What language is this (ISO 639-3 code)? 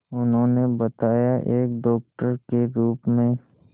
hin